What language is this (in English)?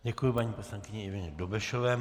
Czech